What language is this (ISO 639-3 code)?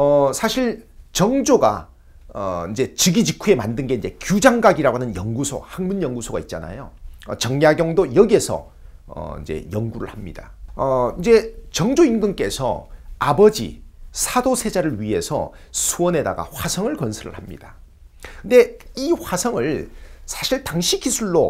kor